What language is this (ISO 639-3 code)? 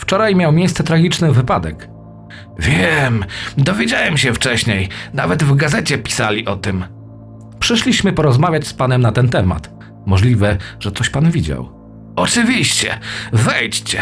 pol